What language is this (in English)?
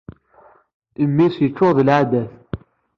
Kabyle